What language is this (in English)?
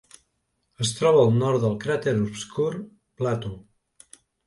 Catalan